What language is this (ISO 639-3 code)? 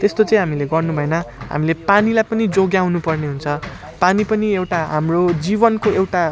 nep